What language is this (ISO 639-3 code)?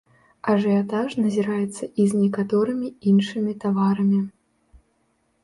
bel